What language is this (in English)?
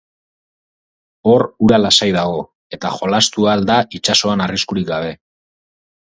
Basque